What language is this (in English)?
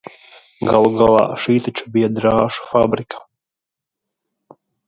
Latvian